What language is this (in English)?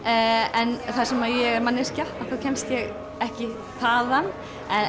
Icelandic